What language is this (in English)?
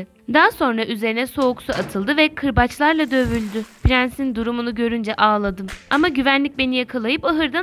Turkish